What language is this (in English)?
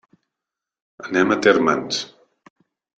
Catalan